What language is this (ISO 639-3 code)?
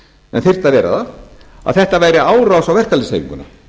isl